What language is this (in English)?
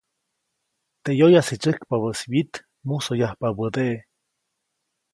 Copainalá Zoque